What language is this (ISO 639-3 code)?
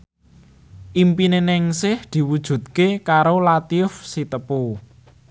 jav